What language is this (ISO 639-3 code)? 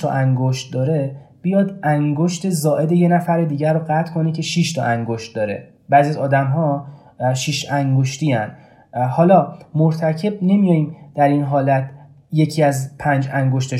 fas